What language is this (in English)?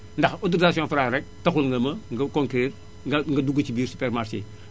Wolof